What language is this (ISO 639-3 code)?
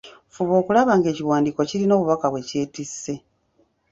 lug